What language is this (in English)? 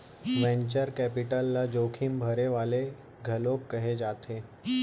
Chhattisgarhi